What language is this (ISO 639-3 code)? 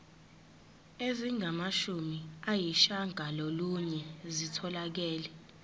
zul